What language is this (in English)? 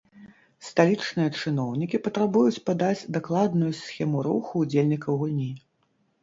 Belarusian